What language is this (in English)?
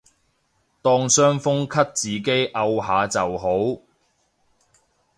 Cantonese